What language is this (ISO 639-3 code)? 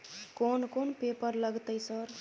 mai